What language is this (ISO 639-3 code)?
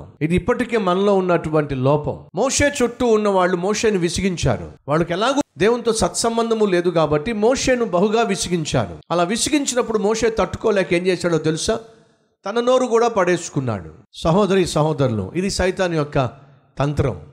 tel